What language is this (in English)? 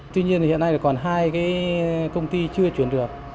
Vietnamese